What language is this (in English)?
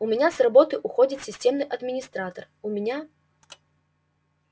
Russian